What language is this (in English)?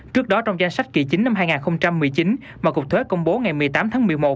Vietnamese